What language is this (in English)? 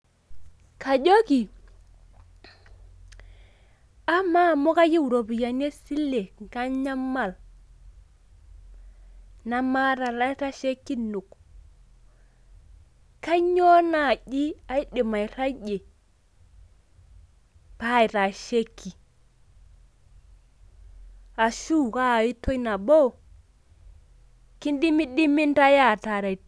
Masai